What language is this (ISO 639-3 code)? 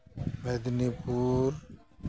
sat